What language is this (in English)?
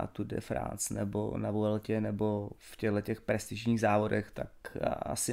Czech